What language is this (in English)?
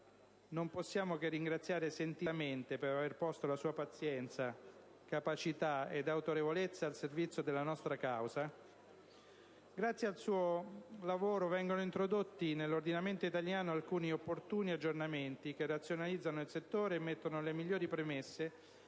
Italian